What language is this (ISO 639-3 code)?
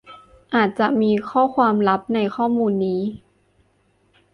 tha